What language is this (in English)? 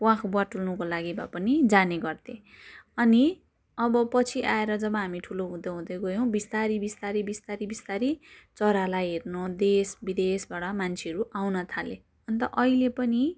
Nepali